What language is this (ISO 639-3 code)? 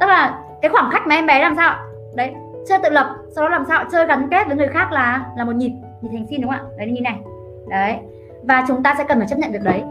vie